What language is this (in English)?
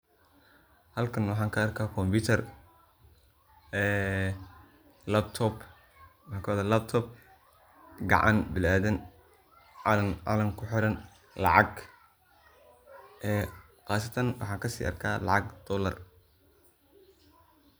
Somali